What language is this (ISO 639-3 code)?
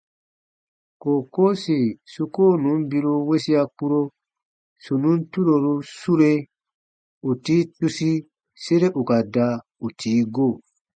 bba